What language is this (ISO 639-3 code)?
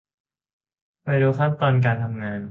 tha